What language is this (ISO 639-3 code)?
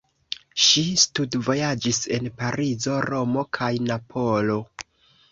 epo